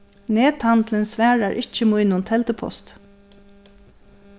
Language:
Faroese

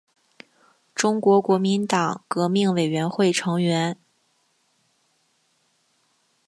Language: Chinese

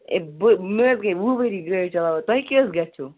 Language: Kashmiri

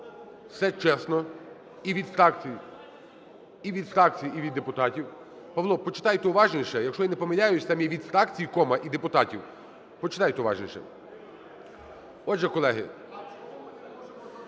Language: Ukrainian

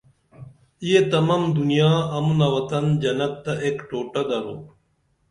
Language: Dameli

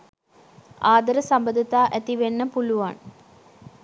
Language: Sinhala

